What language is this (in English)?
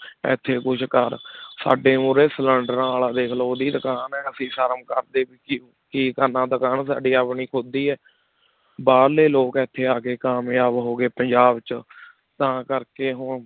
Punjabi